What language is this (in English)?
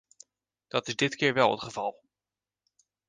Dutch